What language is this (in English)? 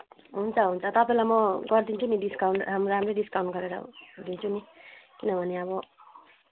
Nepali